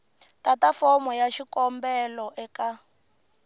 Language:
Tsonga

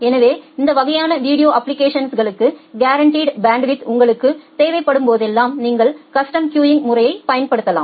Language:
Tamil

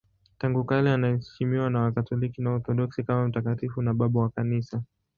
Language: Swahili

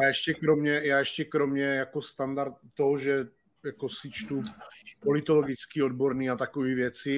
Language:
Czech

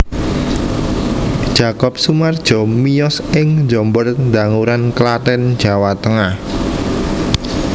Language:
Javanese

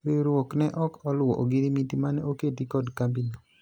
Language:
Luo (Kenya and Tanzania)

